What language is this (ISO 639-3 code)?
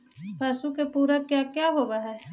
mag